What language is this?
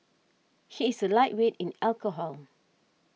English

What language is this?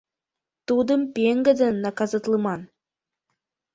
Mari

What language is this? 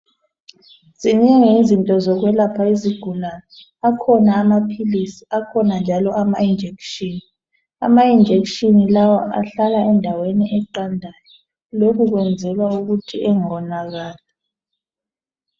North Ndebele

